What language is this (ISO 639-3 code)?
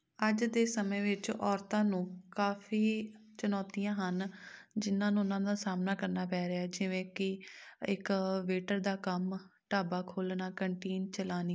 pan